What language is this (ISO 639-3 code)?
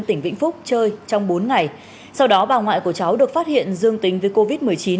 vie